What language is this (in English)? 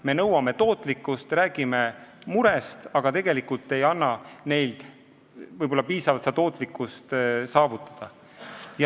Estonian